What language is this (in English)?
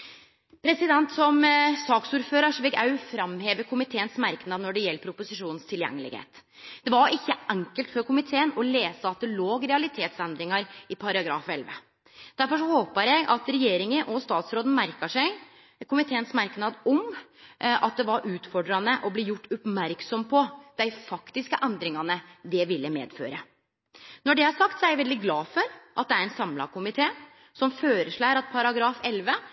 Norwegian Nynorsk